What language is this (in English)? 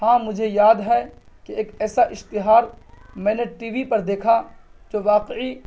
Urdu